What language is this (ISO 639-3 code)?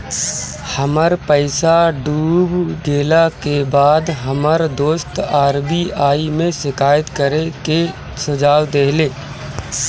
bho